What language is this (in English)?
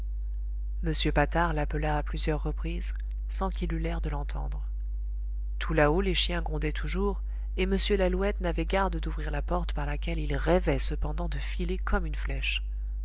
French